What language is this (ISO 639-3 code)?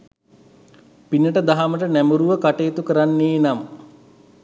sin